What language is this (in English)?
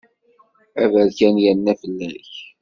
Kabyle